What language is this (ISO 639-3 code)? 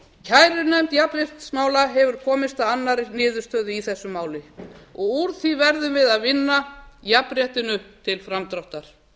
isl